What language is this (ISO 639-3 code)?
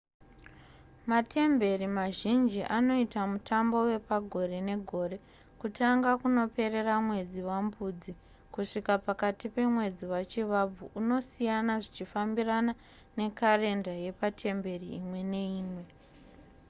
sna